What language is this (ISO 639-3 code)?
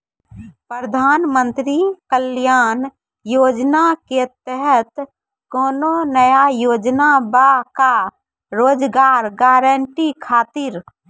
mai